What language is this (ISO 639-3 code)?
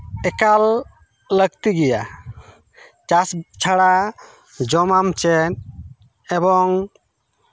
sat